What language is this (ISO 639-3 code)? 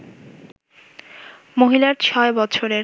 ben